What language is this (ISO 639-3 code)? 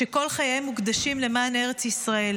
heb